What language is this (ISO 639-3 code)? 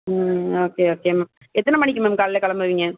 tam